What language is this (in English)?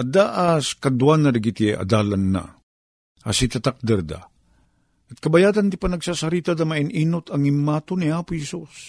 Filipino